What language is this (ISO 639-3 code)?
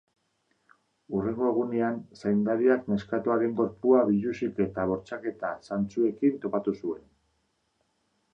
eus